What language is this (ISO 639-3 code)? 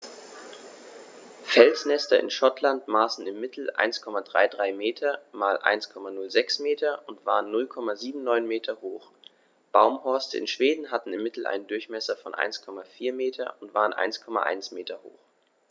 deu